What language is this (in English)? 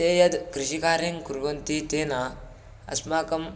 Sanskrit